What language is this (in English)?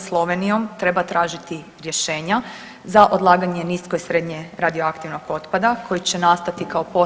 Croatian